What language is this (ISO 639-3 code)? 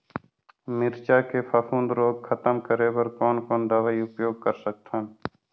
hne